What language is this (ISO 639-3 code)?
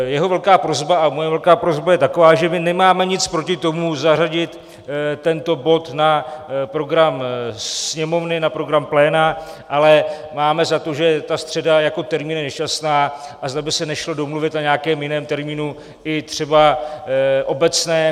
ces